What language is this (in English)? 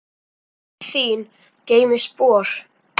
Icelandic